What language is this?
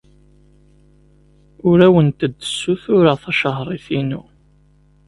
Kabyle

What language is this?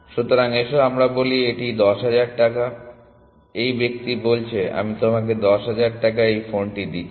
Bangla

